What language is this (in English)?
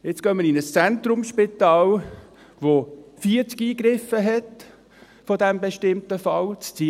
Swiss German